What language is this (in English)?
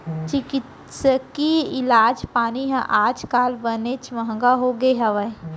Chhattisgarhi